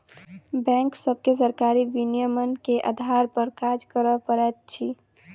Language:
Maithili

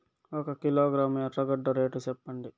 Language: Telugu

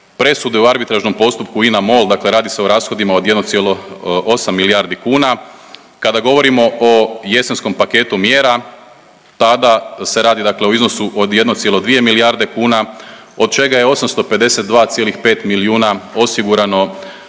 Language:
Croatian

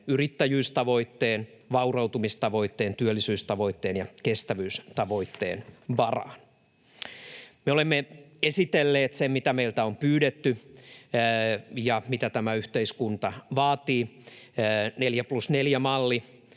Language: Finnish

